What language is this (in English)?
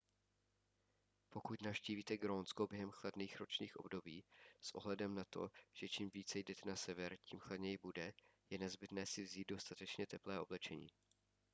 Czech